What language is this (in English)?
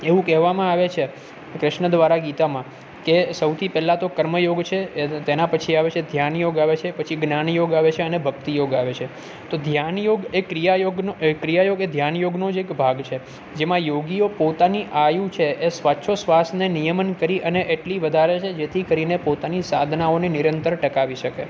Gujarati